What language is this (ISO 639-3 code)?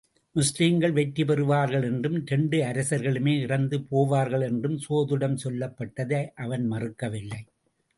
tam